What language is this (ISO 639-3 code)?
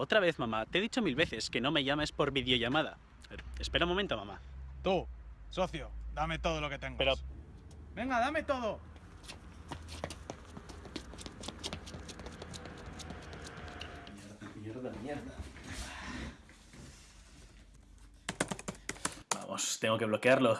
spa